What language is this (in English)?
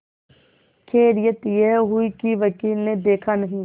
Hindi